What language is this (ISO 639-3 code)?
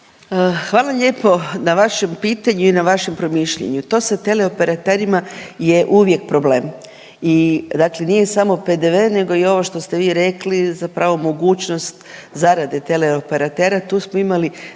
hrv